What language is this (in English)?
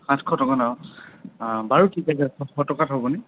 Assamese